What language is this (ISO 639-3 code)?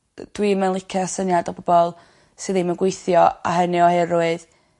cym